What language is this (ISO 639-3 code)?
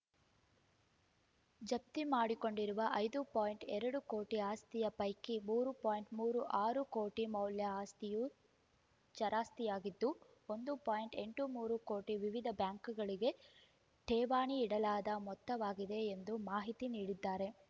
kan